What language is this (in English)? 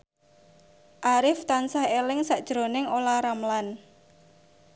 Javanese